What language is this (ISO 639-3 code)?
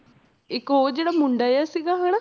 pan